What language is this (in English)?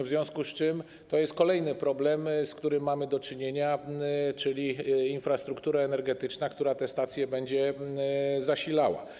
Polish